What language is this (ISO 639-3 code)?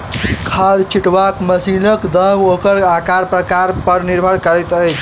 mai